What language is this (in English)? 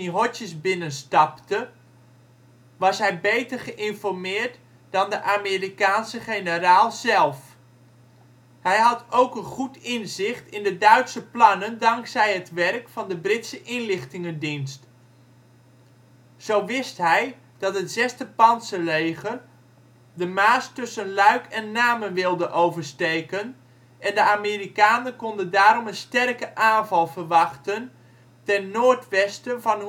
Dutch